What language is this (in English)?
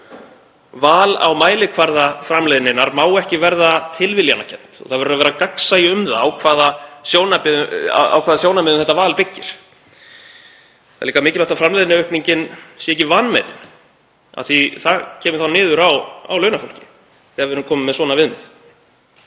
Icelandic